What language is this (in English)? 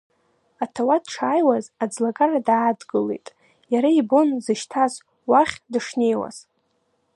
Abkhazian